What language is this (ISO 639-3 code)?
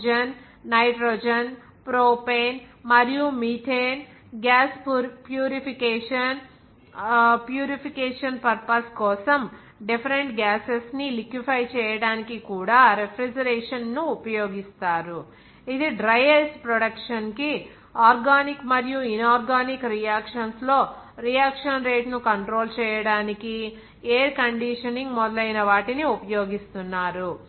tel